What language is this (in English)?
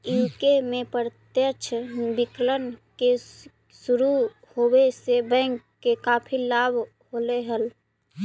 Magahi